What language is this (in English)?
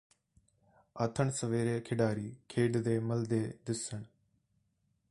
Punjabi